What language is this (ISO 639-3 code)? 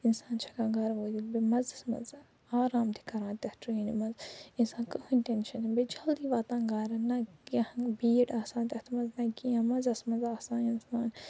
kas